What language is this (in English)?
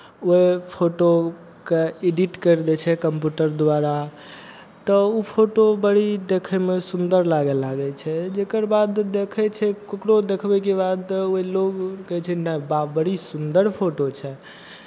Maithili